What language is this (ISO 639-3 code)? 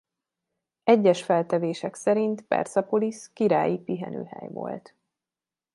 hun